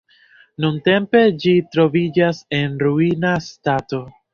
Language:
Esperanto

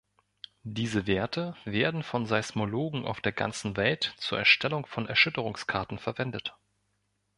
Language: German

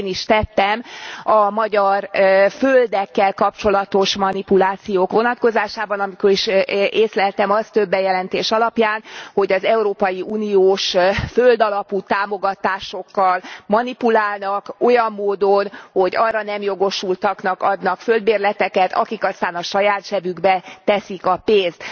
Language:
Hungarian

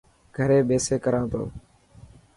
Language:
Dhatki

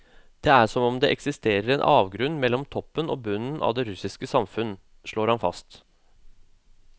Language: Norwegian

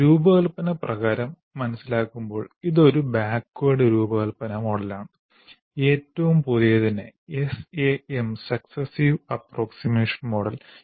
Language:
Malayalam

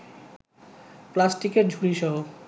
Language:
Bangla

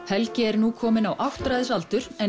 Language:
Icelandic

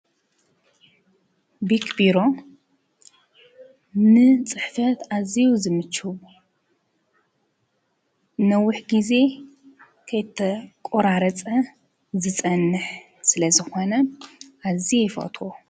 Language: Tigrinya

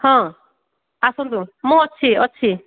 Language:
Odia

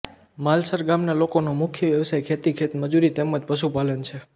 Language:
Gujarati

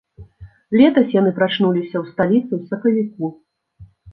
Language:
Belarusian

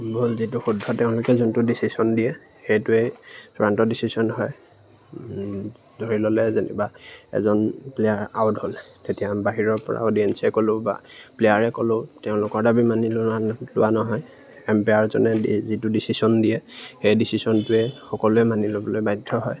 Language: Assamese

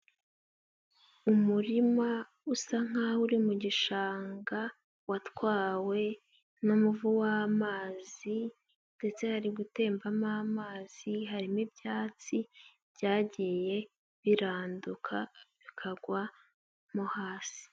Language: Kinyarwanda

